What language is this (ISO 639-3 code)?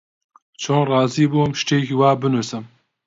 ckb